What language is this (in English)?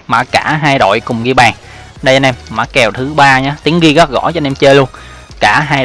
Vietnamese